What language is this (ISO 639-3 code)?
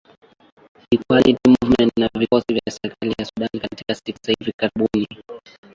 swa